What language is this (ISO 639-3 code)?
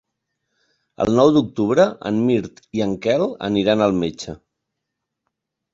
cat